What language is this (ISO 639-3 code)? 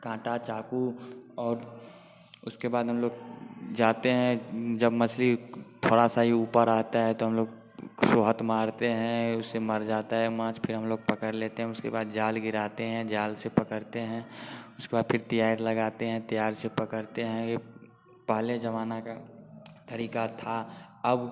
hin